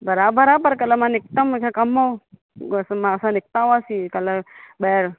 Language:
Sindhi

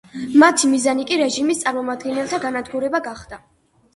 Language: Georgian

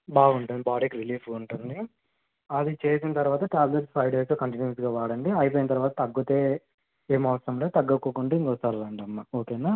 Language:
Telugu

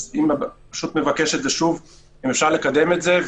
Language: Hebrew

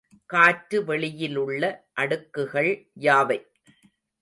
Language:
Tamil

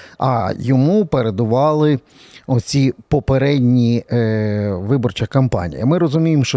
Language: Ukrainian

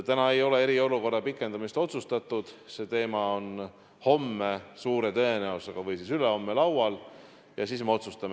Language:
Estonian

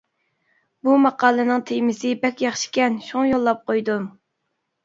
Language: Uyghur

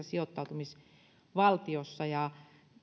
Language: Finnish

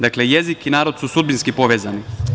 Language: Serbian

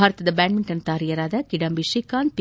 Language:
Kannada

